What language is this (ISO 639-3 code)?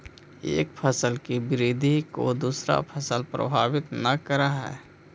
mag